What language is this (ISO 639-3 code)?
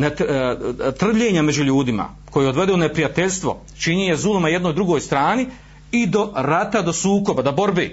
hrv